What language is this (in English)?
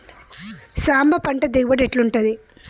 Telugu